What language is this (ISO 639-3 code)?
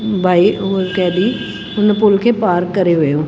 snd